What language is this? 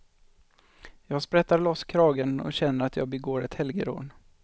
Swedish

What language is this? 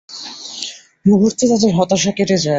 Bangla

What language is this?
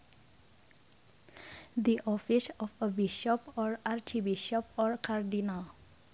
Sundanese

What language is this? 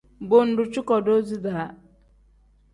Tem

